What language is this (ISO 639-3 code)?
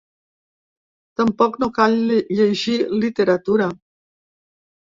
cat